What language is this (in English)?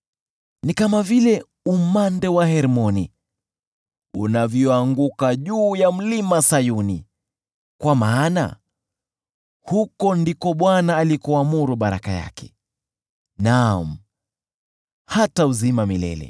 Swahili